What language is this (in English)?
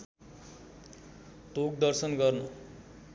Nepali